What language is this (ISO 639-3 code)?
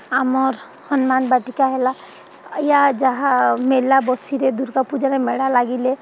ori